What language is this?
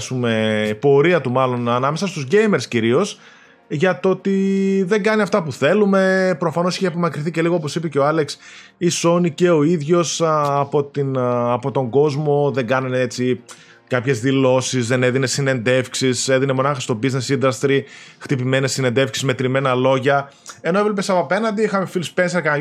Greek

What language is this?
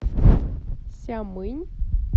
Russian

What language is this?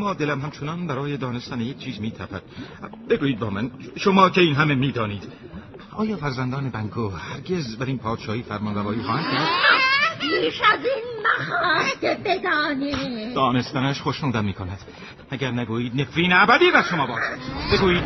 Persian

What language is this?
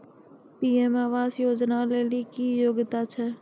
Maithili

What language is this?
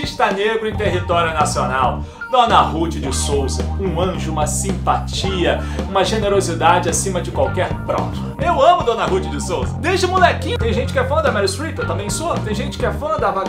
Portuguese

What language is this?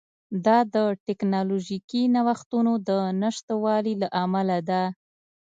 Pashto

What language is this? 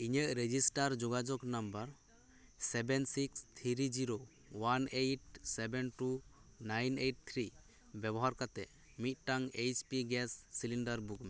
Santali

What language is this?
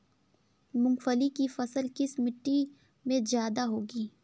Hindi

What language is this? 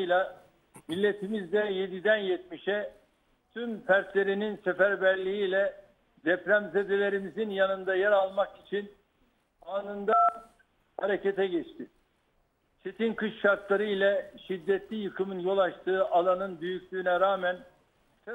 Turkish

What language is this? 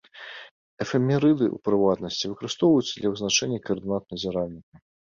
Belarusian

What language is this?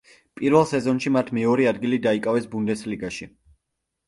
Georgian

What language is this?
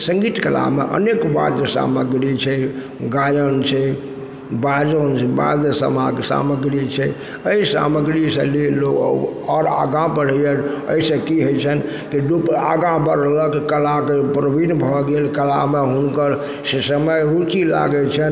Maithili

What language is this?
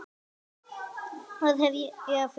Icelandic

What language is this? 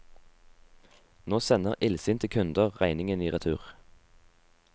Norwegian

